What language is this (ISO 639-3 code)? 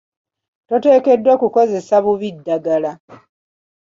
lug